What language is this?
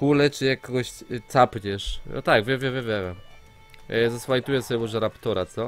Polish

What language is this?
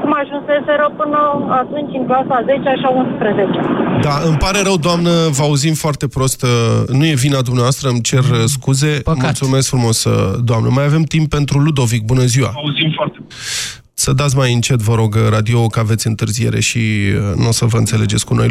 Romanian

